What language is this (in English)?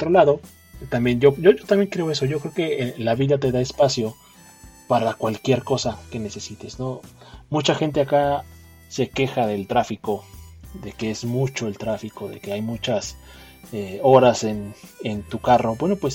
Spanish